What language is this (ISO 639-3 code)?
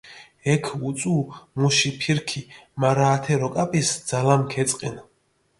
xmf